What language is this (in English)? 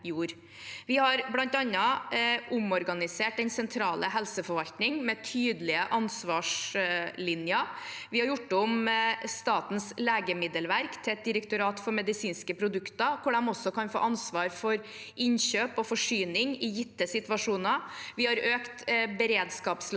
Norwegian